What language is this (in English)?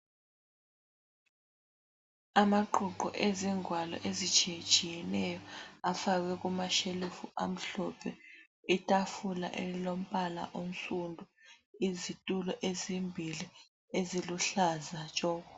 North Ndebele